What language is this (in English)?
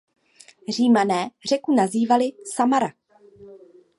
Czech